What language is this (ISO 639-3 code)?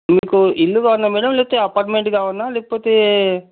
tel